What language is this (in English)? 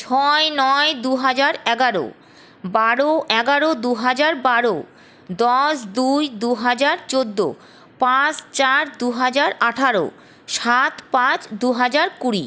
Bangla